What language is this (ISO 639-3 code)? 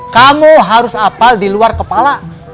ind